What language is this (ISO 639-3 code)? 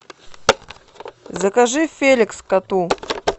rus